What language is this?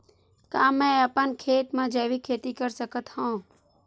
Chhattisgarhi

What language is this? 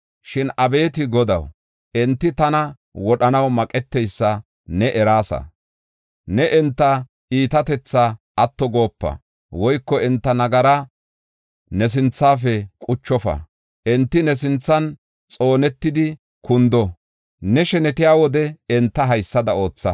Gofa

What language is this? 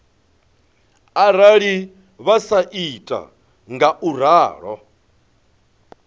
Venda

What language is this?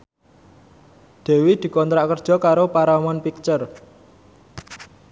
Javanese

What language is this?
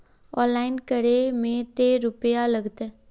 Magahi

